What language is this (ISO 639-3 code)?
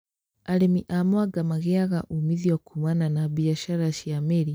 kik